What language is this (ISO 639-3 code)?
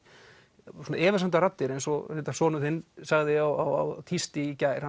isl